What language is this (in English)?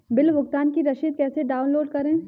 Hindi